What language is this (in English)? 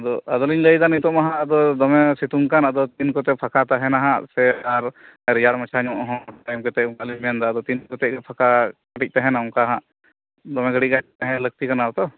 Santali